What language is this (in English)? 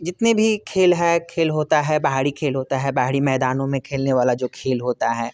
Hindi